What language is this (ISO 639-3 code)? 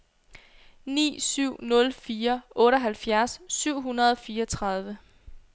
dan